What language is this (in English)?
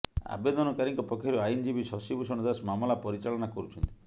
Odia